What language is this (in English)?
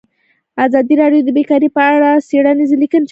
Pashto